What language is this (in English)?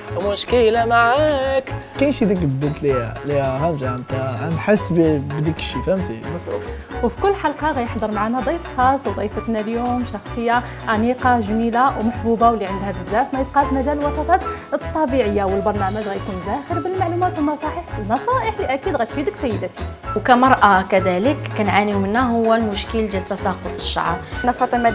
Arabic